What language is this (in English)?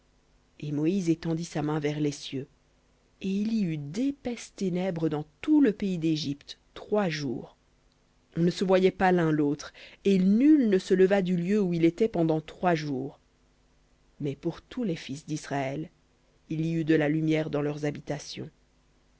French